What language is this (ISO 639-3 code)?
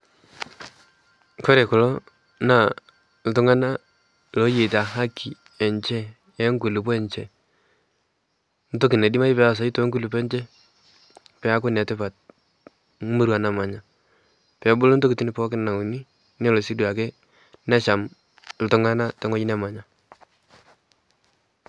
mas